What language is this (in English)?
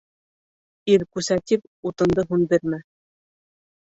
Bashkir